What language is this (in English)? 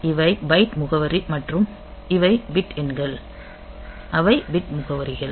Tamil